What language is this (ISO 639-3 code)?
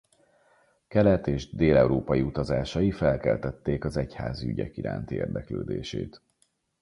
hun